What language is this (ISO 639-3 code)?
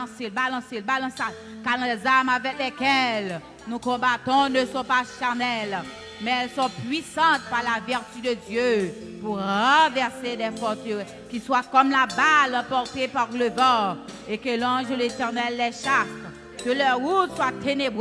fra